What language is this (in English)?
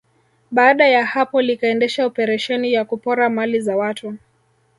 Swahili